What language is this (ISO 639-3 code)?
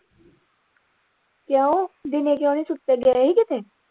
pan